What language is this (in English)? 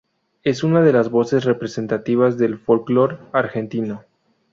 Spanish